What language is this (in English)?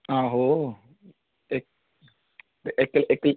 Dogri